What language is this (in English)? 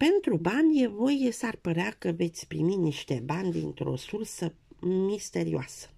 Romanian